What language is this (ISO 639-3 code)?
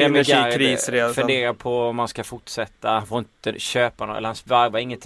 swe